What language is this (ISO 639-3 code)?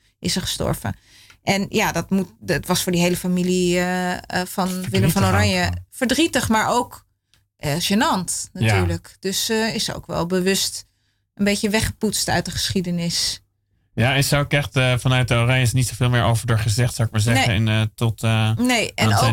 nld